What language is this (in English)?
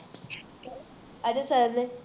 Punjabi